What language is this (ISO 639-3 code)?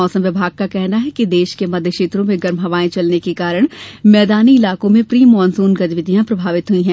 hin